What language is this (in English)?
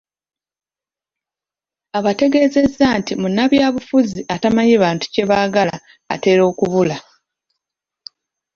Ganda